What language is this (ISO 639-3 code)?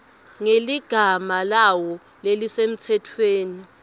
ssw